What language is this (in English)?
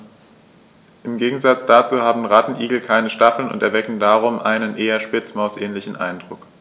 German